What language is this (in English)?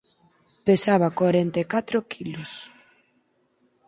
Galician